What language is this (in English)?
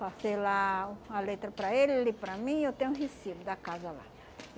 Portuguese